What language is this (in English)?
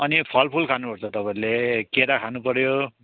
Nepali